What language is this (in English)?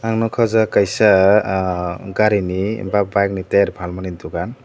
Kok Borok